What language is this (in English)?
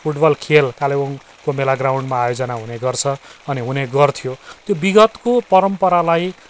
Nepali